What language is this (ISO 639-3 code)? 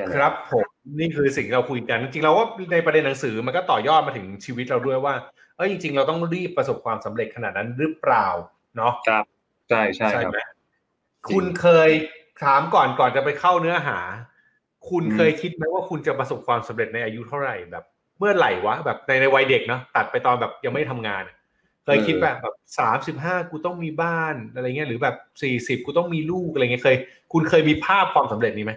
tha